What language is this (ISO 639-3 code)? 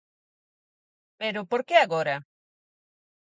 glg